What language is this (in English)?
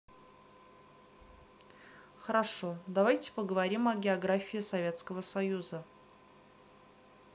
Russian